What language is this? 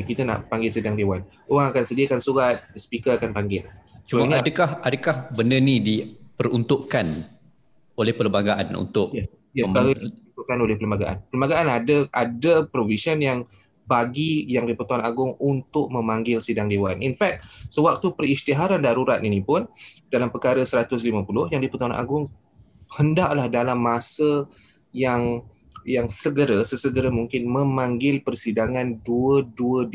Malay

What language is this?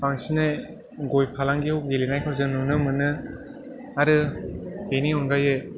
Bodo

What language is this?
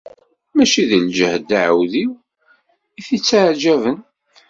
Kabyle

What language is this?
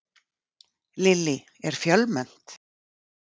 Icelandic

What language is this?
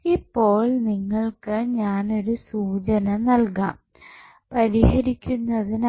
Malayalam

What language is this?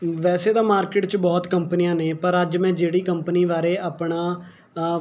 Punjabi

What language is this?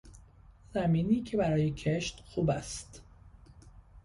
Persian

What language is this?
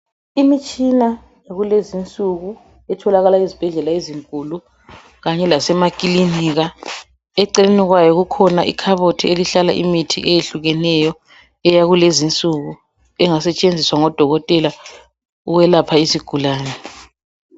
North Ndebele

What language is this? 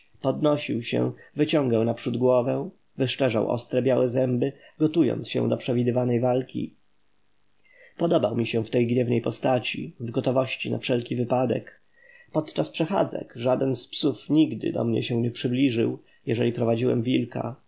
Polish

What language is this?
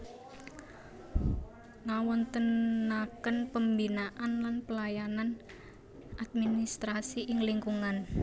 Javanese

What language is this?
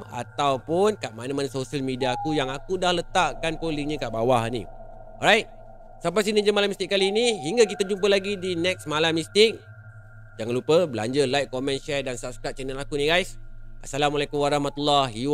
Malay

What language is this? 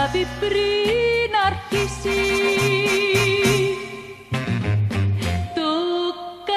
Greek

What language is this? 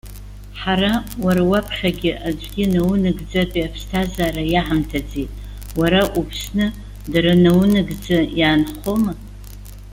Abkhazian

